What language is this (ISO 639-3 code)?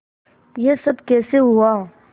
hin